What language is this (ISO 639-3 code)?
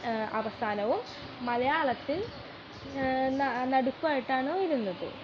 mal